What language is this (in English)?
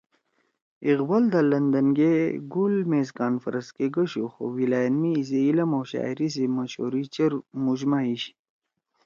Torwali